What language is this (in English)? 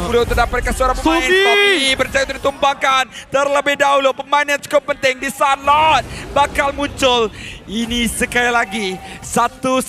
Malay